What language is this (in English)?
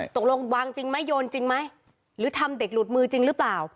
Thai